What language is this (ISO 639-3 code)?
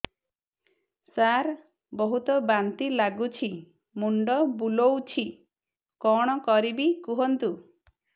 ori